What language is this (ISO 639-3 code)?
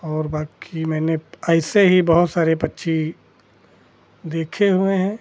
hin